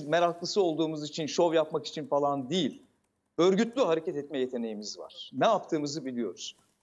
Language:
Turkish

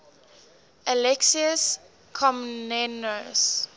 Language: English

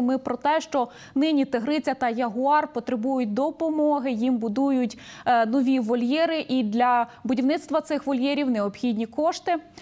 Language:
Ukrainian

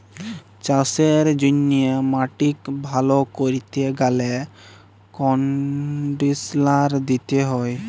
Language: Bangla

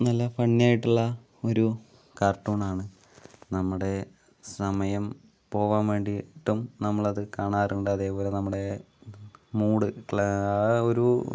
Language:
Malayalam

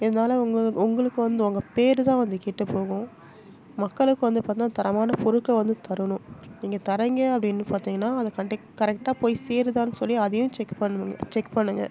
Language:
Tamil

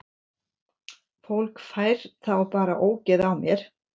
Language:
Icelandic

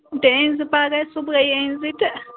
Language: Kashmiri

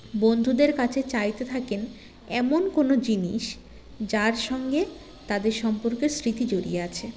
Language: Bangla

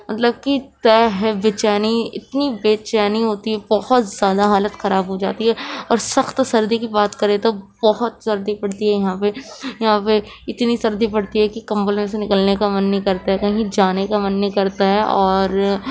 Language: Urdu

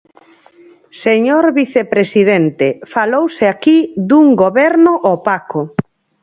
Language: Galician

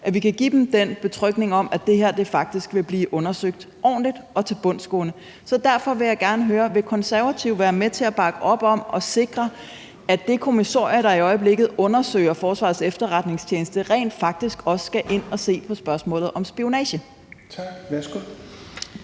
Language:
Danish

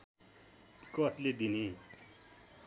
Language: Nepali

